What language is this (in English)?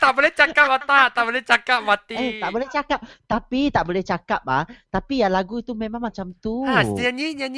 Malay